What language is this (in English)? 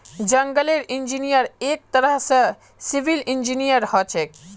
Magahi